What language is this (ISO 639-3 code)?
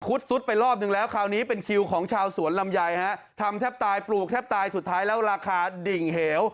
tha